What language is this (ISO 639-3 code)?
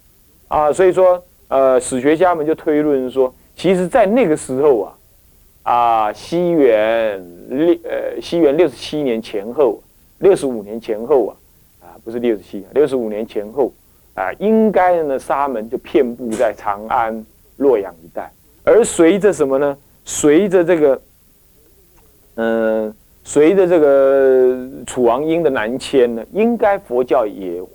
zho